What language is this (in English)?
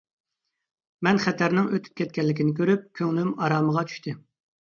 Uyghur